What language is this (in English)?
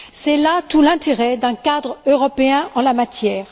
French